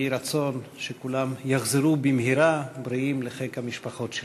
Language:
Hebrew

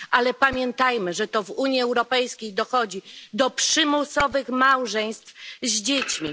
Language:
Polish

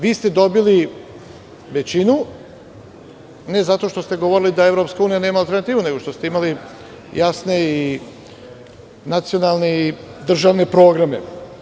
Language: Serbian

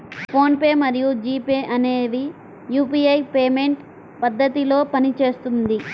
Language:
Telugu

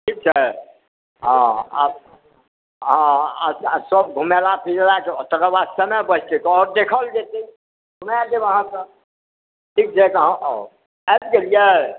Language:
Maithili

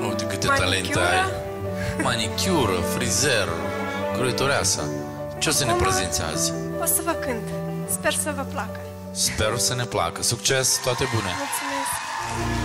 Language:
Romanian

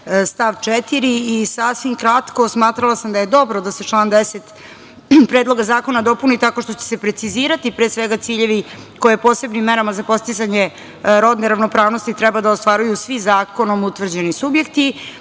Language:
Serbian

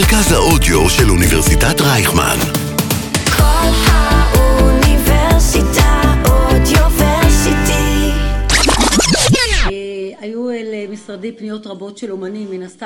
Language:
Hebrew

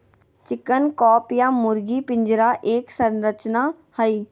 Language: Magahi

